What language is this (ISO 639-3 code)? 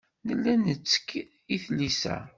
kab